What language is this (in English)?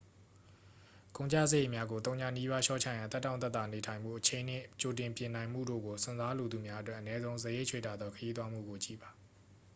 Burmese